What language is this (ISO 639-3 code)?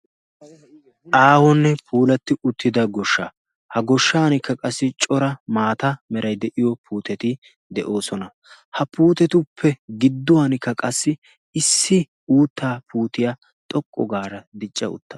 wal